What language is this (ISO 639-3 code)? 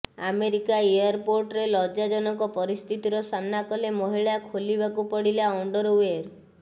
ori